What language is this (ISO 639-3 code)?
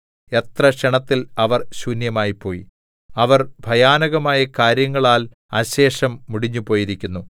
mal